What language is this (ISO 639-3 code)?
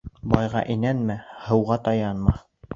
bak